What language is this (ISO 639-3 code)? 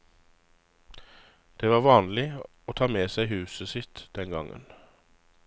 nor